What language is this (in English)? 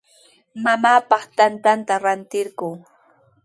Sihuas Ancash Quechua